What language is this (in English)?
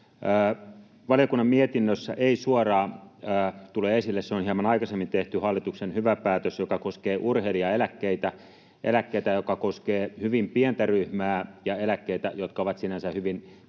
Finnish